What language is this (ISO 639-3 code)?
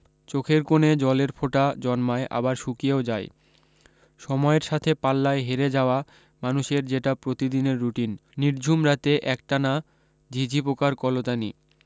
ben